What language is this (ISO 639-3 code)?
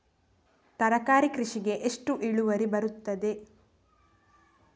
kan